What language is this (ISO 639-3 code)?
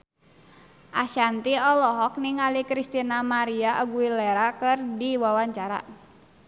sun